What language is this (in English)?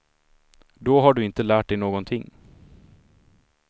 Swedish